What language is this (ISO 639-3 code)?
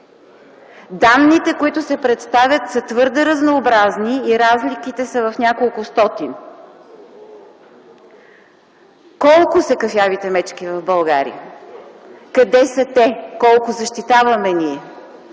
bul